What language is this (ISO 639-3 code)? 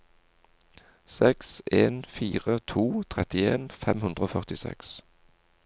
nor